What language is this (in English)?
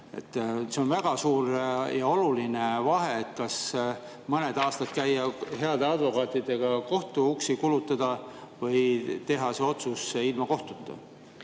Estonian